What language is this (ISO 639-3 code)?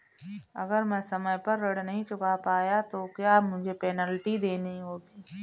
hin